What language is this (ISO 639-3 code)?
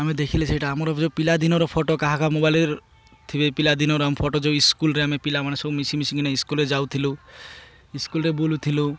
ori